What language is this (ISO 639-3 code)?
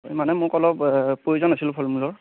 asm